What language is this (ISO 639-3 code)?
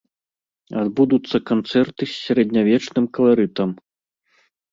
bel